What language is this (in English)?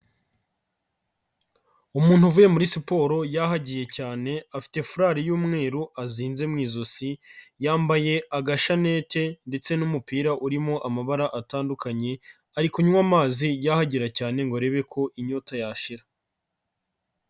Kinyarwanda